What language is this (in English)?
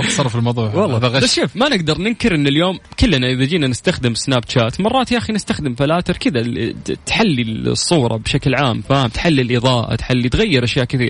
Arabic